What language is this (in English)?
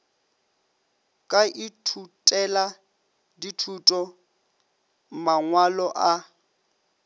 Northern Sotho